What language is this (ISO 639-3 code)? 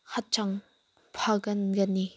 mni